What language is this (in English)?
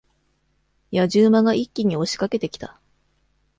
Japanese